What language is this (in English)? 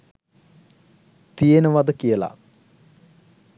Sinhala